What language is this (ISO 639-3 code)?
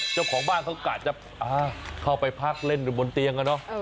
tha